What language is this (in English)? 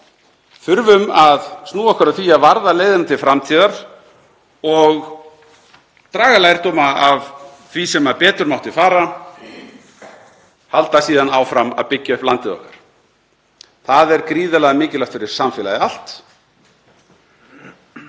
Icelandic